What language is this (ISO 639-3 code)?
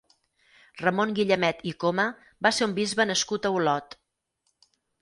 cat